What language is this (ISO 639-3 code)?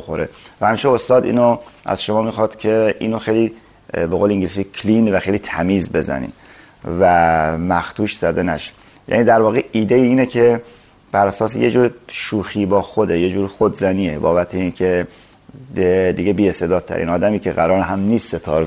fas